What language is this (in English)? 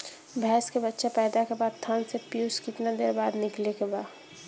Bhojpuri